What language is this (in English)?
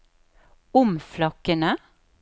Norwegian